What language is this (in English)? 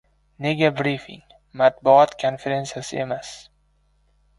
Uzbek